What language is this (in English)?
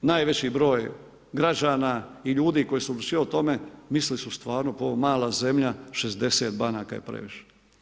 Croatian